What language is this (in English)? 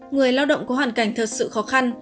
Vietnamese